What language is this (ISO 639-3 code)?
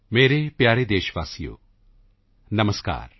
pan